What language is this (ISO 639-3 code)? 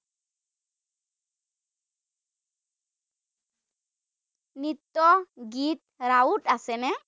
asm